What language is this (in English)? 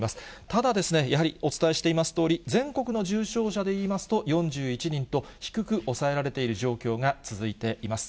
Japanese